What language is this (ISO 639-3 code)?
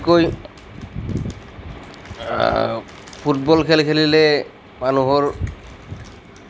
asm